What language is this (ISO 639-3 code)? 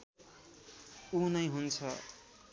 nep